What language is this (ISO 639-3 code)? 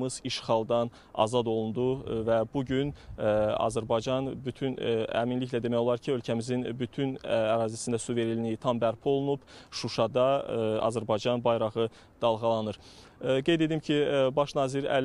tur